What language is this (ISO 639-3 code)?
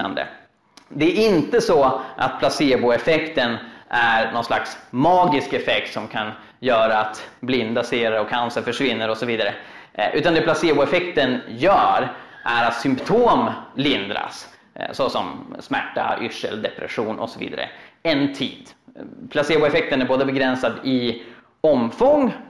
swe